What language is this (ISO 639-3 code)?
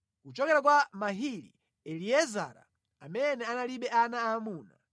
nya